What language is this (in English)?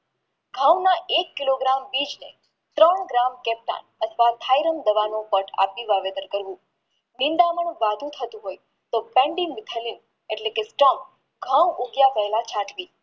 Gujarati